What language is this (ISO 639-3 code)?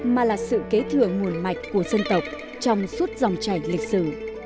vie